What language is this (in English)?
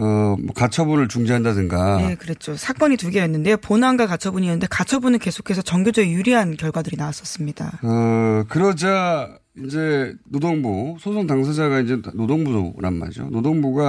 Korean